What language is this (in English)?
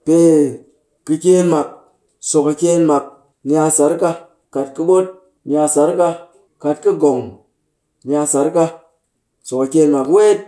Cakfem-Mushere